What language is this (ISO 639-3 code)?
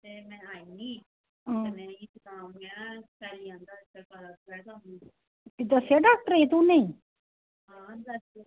doi